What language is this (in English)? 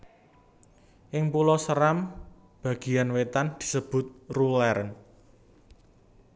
Javanese